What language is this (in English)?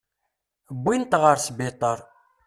Kabyle